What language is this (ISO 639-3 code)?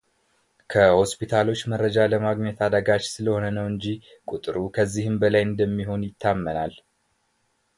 amh